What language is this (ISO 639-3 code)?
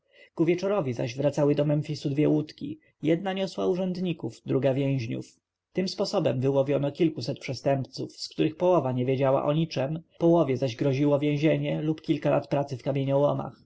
pol